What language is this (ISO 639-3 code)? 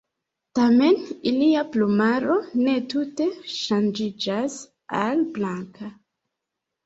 epo